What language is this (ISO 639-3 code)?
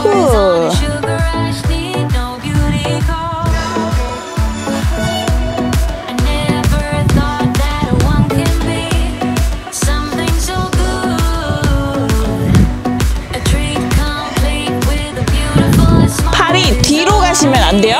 kor